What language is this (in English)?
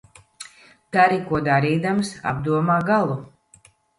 Latvian